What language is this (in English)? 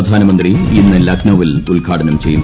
Malayalam